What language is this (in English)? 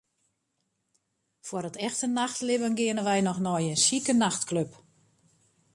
Western Frisian